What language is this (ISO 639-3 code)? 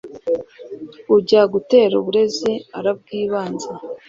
kin